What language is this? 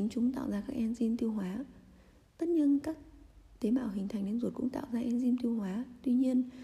Vietnamese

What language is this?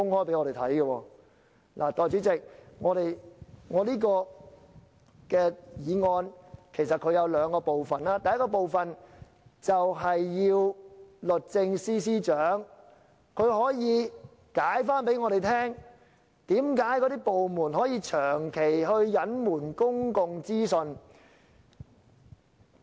Cantonese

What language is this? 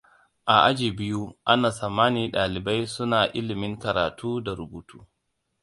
Hausa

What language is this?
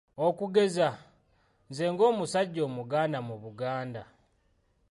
Ganda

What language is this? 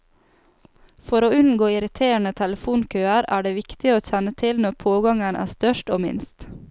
Norwegian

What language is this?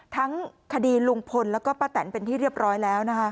Thai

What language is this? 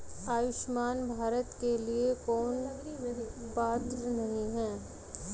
Hindi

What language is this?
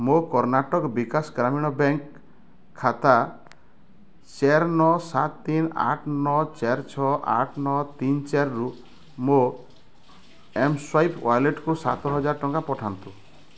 Odia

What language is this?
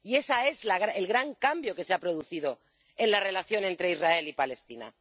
Spanish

